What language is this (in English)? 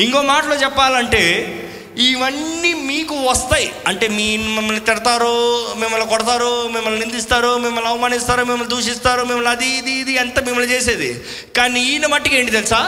Telugu